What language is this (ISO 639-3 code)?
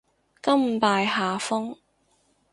yue